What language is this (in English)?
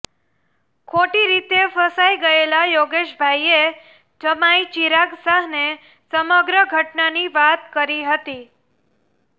Gujarati